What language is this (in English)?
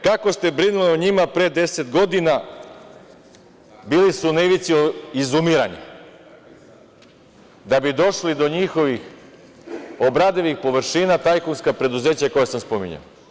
Serbian